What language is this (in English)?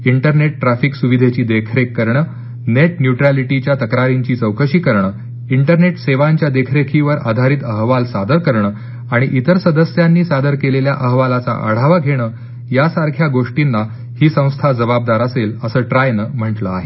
Marathi